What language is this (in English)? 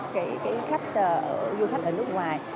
Vietnamese